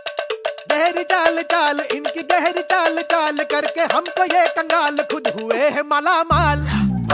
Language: Arabic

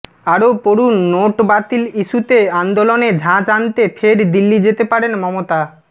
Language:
Bangla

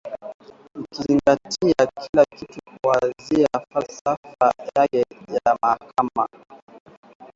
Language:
Swahili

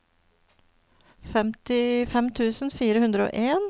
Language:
Norwegian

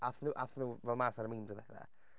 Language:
Welsh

